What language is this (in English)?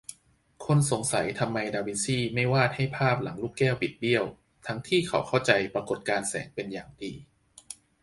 Thai